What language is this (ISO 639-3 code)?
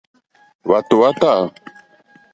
bri